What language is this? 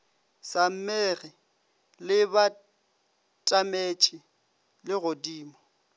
Northern Sotho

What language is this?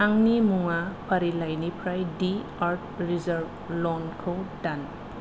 Bodo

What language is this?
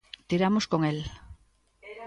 Galician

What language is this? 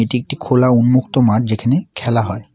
Bangla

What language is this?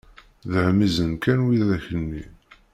Kabyle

